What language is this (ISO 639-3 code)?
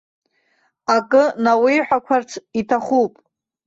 abk